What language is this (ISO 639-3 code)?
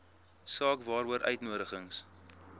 afr